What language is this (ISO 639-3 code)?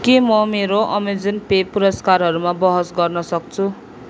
nep